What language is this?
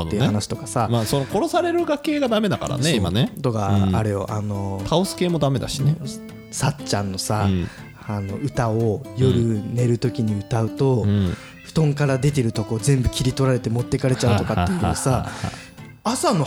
Japanese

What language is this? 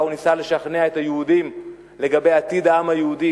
Hebrew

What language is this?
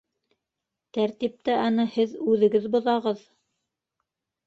Bashkir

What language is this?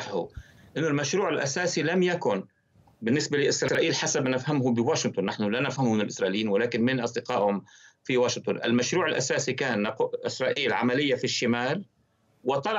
Arabic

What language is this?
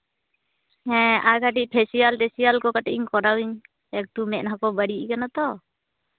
Santali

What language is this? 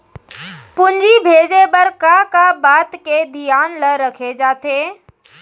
Chhattisgarhi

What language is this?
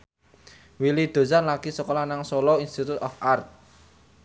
Javanese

